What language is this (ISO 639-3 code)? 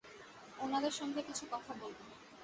ben